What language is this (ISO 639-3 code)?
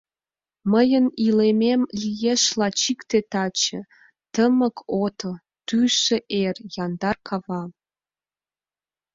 chm